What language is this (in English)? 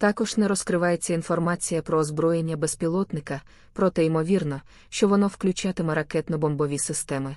Ukrainian